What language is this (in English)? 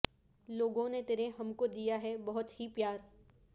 Urdu